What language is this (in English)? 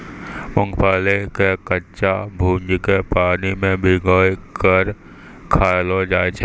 Maithili